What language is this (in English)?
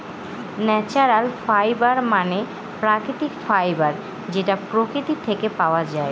Bangla